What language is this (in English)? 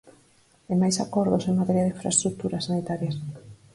Galician